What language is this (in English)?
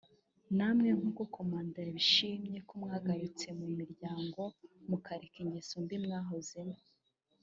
Kinyarwanda